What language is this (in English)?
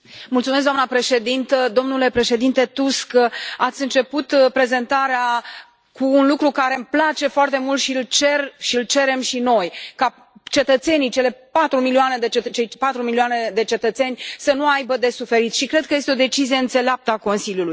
Romanian